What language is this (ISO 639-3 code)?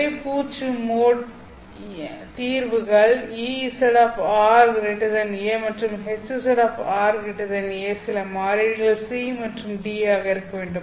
tam